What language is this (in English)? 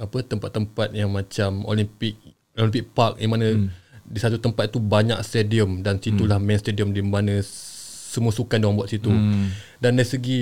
Malay